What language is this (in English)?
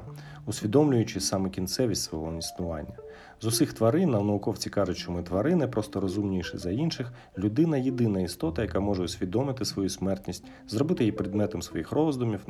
Ukrainian